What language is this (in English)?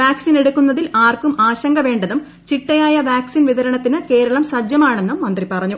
Malayalam